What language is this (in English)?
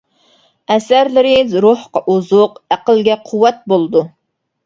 Uyghur